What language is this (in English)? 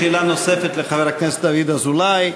Hebrew